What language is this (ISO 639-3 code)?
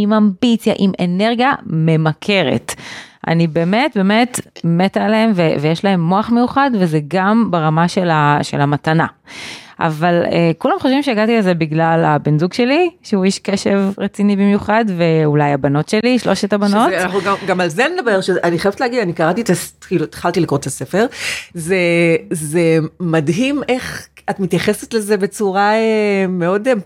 heb